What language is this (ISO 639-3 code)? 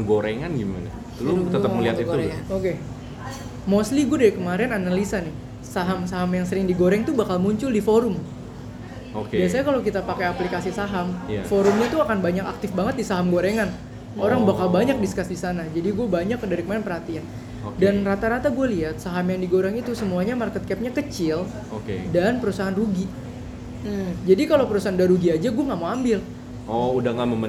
ind